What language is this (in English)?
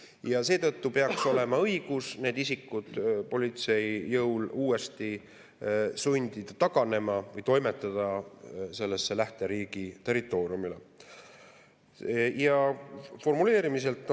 Estonian